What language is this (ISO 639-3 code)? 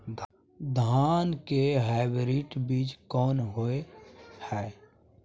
mai